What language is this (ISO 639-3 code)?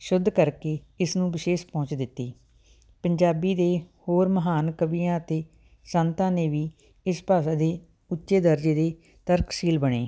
pan